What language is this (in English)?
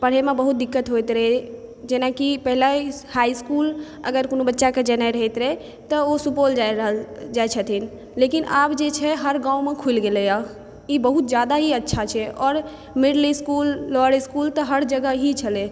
Maithili